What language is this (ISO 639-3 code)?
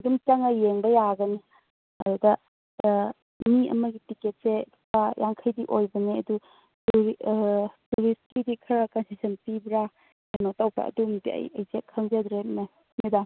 mni